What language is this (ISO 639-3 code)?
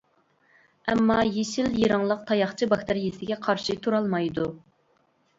uig